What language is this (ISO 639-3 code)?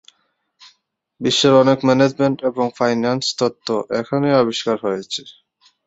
ben